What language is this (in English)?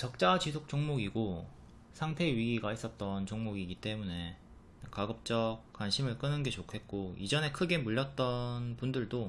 Korean